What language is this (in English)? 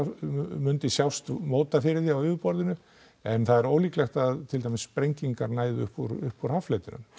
Icelandic